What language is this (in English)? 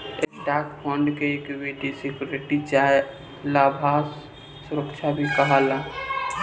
Bhojpuri